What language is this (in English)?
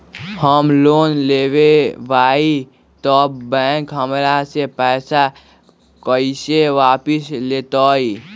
Magahi